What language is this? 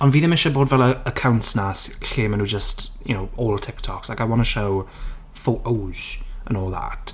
Welsh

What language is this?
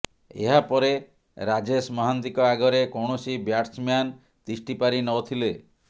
Odia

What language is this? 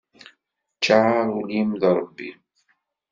Kabyle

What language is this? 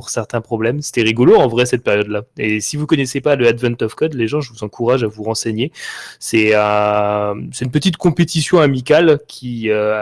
French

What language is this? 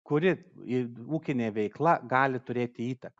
Lithuanian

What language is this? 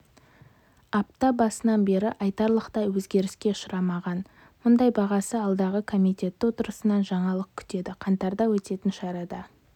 Kazakh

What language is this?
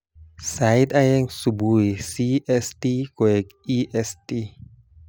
Kalenjin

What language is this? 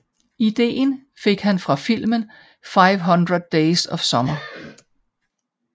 Danish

